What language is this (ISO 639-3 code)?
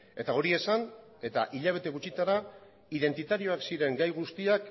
eus